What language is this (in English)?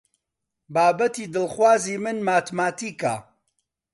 Central Kurdish